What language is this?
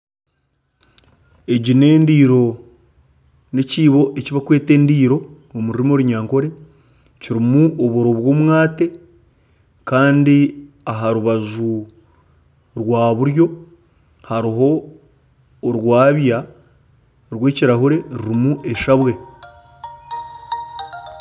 Nyankole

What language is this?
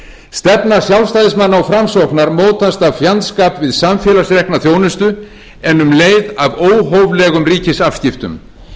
Icelandic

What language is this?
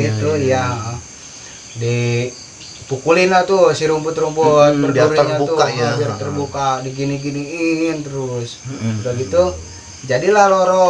Indonesian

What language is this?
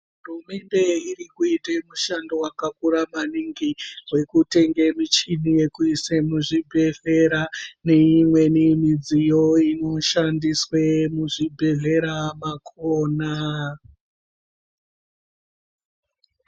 Ndau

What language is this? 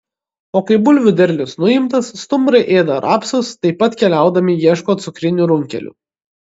Lithuanian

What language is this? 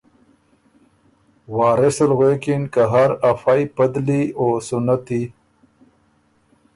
Ormuri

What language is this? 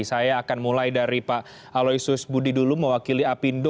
Indonesian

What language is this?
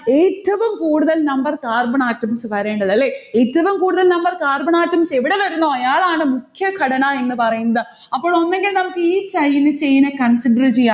Malayalam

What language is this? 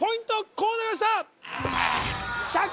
Japanese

